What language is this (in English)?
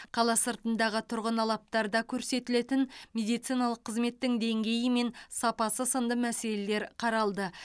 Kazakh